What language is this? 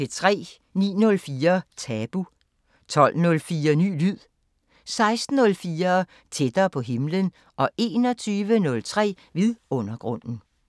Danish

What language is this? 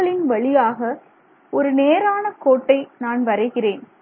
Tamil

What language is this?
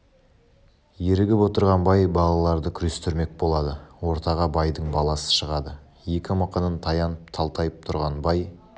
Kazakh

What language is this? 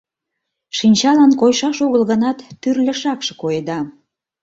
Mari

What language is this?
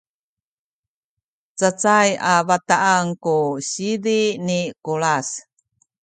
Sakizaya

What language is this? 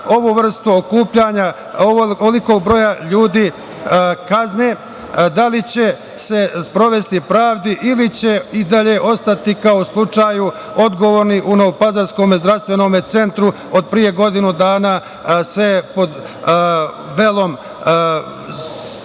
Serbian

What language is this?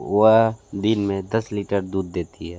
Hindi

